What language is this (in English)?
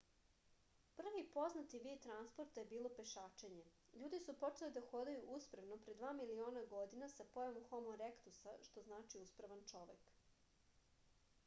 Serbian